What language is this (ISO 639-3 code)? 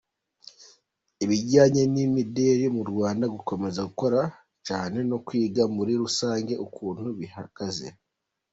kin